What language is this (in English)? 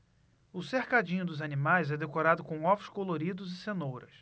Portuguese